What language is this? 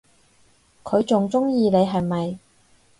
Cantonese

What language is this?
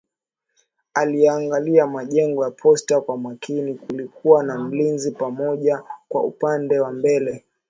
Swahili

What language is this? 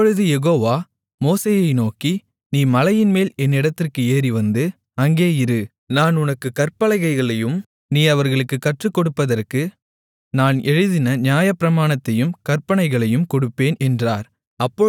Tamil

